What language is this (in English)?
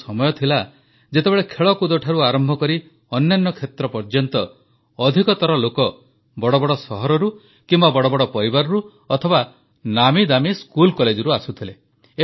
Odia